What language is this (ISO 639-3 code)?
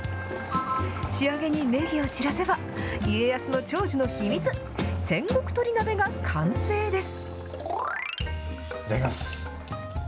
jpn